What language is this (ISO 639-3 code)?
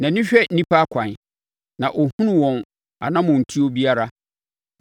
aka